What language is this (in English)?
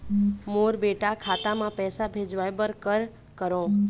Chhattisgarhi